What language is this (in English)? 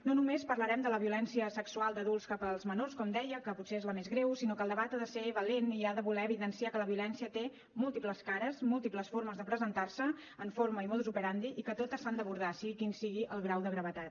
Catalan